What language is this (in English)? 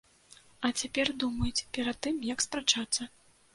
Belarusian